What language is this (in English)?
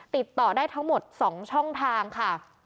Thai